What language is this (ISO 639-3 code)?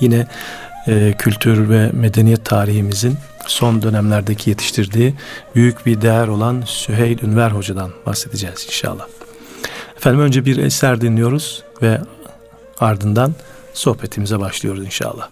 tur